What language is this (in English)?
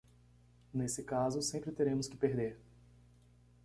Portuguese